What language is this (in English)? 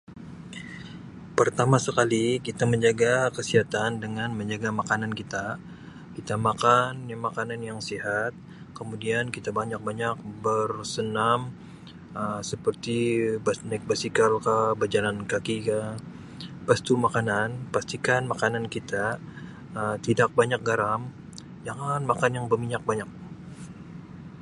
Sabah Malay